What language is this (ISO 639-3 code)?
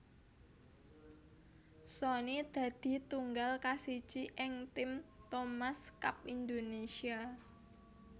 jav